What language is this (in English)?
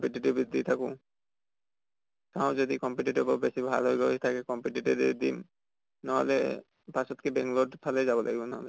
Assamese